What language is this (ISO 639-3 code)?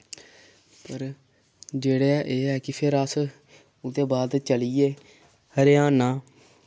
doi